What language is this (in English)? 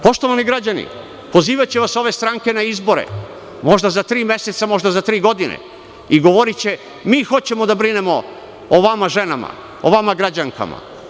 Serbian